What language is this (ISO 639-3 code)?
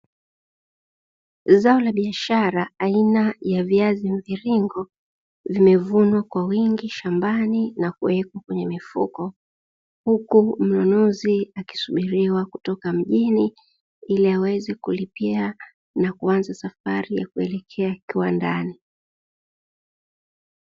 swa